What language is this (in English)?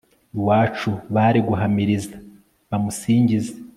Kinyarwanda